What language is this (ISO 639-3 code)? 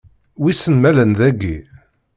kab